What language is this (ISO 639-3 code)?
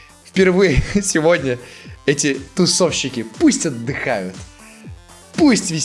rus